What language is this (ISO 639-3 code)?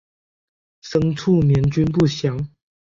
zho